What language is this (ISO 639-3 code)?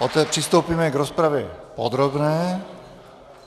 ces